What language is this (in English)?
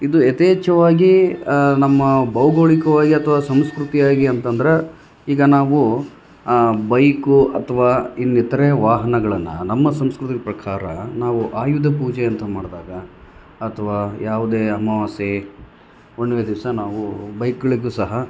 Kannada